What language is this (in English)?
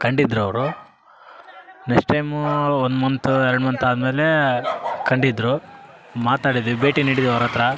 Kannada